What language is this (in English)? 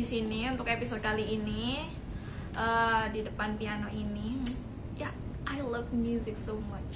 Indonesian